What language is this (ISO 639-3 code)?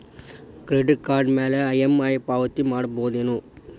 kan